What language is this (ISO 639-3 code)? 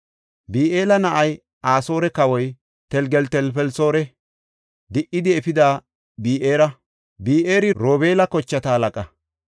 gof